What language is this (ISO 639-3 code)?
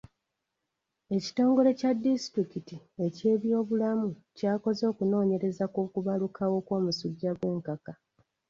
lug